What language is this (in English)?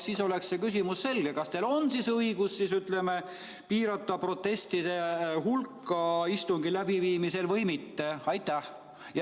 Estonian